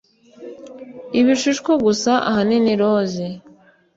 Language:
Kinyarwanda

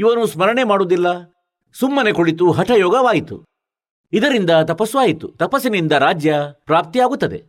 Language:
Kannada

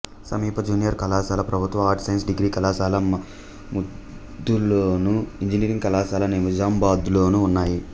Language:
Telugu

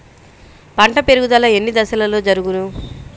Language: Telugu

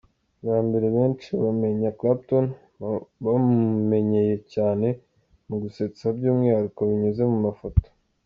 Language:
Kinyarwanda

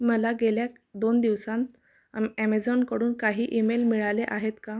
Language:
Marathi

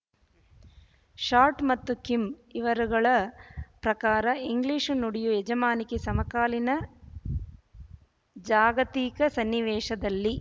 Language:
Kannada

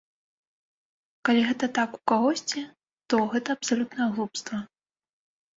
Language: Belarusian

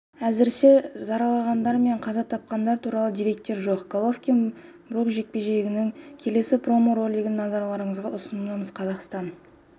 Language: Kazakh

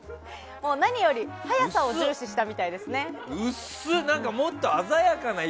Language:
Japanese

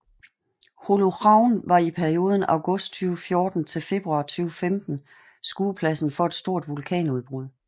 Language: Danish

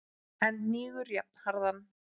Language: Icelandic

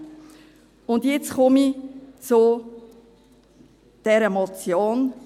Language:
Swiss German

